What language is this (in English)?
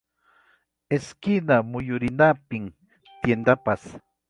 Ayacucho Quechua